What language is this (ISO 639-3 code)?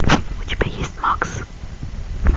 rus